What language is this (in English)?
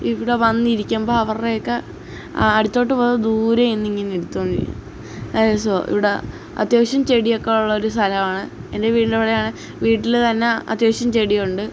Malayalam